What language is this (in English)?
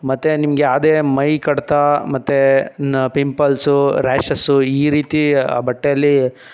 Kannada